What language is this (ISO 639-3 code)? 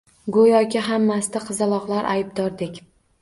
uzb